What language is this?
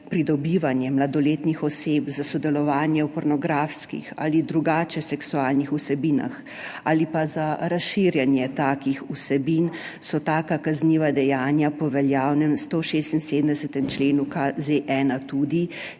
Slovenian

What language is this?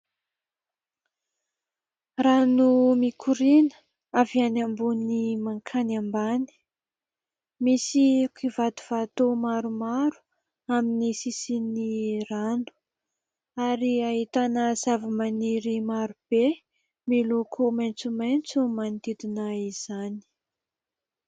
Malagasy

